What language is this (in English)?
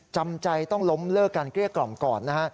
Thai